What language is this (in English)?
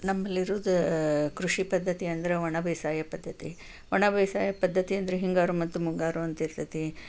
Kannada